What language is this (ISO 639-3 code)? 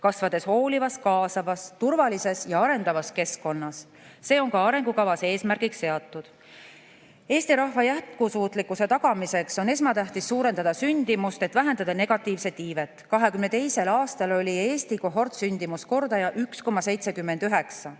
est